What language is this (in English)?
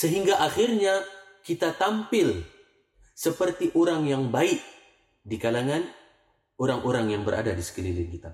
Malay